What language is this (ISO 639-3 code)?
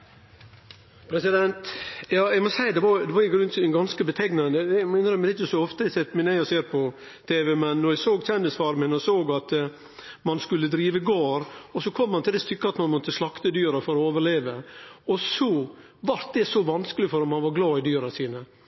nno